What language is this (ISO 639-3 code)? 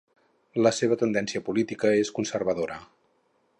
cat